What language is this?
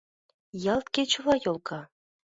Mari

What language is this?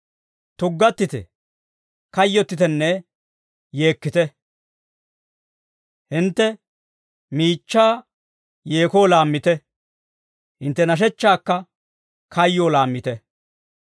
Dawro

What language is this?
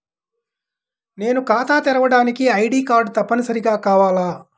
Telugu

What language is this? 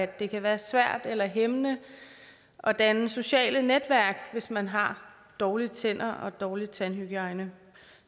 Danish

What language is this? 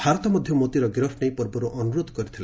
Odia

